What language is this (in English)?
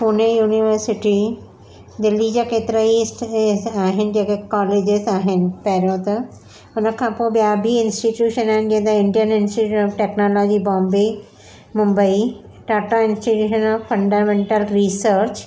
Sindhi